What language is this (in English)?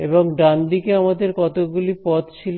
Bangla